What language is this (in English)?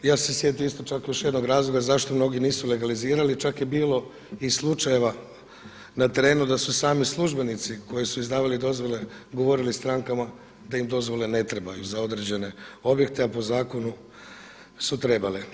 Croatian